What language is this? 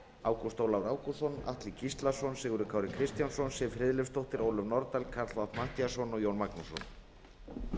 Icelandic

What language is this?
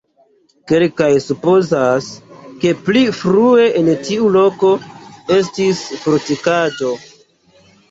Esperanto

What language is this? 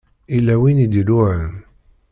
Kabyle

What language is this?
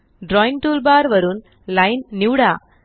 Marathi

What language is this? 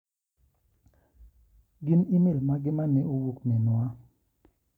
Luo (Kenya and Tanzania)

